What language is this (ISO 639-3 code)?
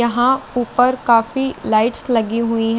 hin